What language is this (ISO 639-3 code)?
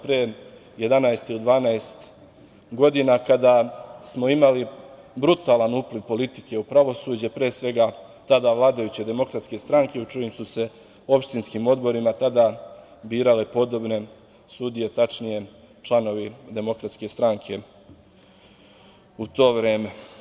srp